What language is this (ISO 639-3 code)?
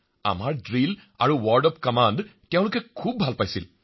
asm